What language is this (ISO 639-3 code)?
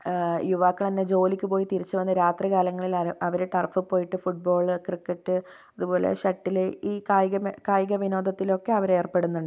mal